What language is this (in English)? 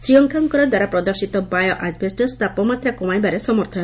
Odia